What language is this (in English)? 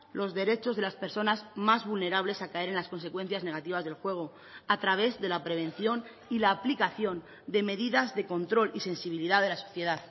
Spanish